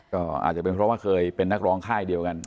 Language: Thai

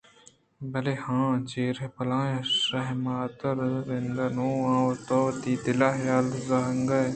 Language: Eastern Balochi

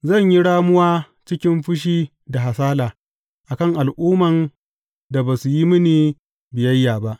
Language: Hausa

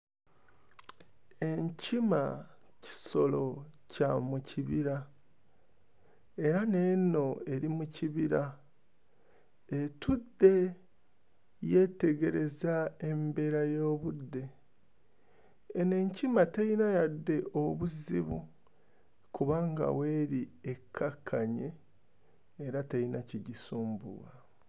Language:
Ganda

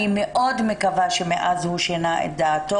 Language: Hebrew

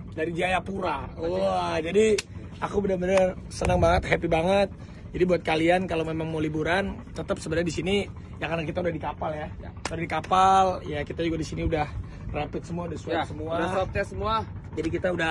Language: Indonesian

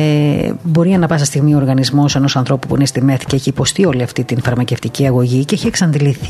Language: Greek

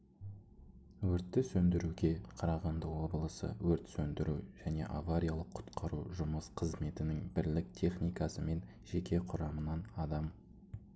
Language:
Kazakh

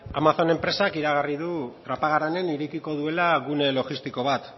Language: Basque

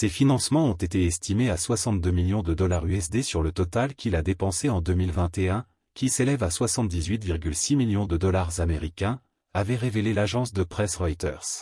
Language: French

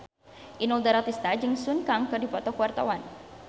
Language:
Sundanese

